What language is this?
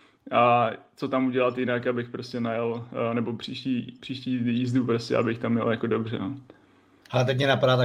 Czech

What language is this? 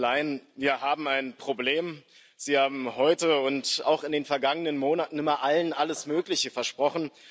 German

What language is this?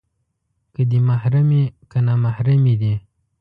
Pashto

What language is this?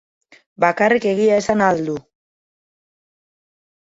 Basque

